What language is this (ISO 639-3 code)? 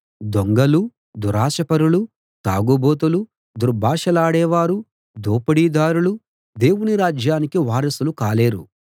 tel